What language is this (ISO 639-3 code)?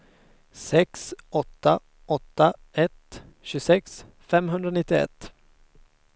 swe